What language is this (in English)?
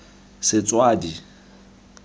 Tswana